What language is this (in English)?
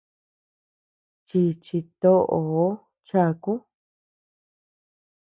Tepeuxila Cuicatec